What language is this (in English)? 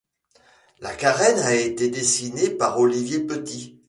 French